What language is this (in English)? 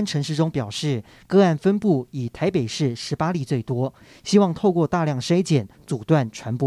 Chinese